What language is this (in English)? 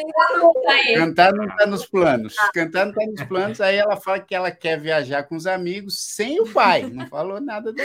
Portuguese